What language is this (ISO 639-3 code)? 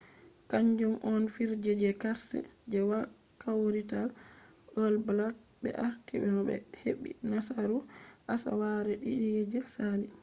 ful